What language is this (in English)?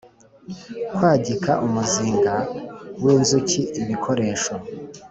Kinyarwanda